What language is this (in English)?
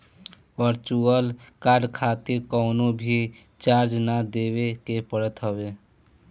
Bhojpuri